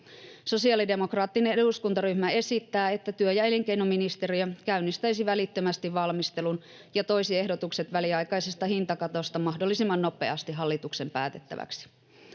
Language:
Finnish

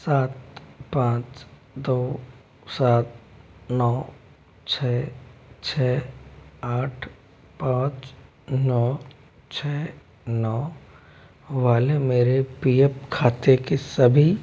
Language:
Hindi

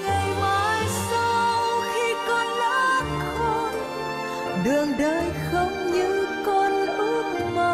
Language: Vietnamese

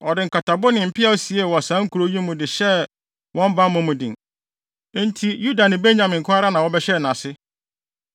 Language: Akan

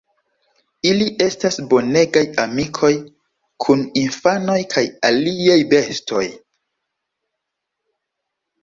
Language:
Esperanto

